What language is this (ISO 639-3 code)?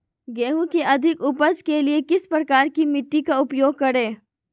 mag